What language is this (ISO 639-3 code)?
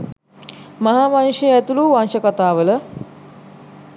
sin